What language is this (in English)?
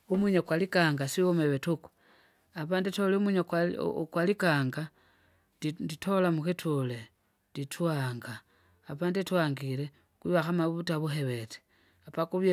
Kinga